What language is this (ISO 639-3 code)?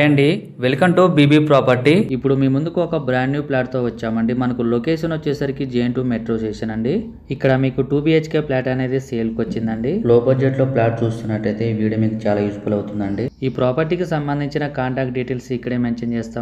tel